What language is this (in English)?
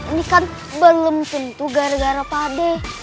Indonesian